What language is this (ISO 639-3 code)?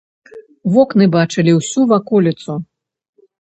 bel